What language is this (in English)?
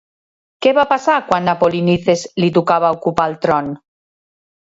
Catalan